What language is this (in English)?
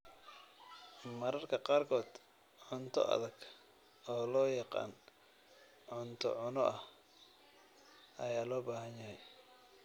Somali